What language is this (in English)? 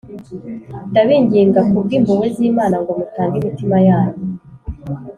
Kinyarwanda